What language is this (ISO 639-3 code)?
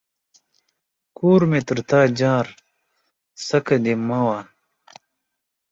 pus